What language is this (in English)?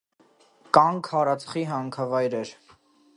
Armenian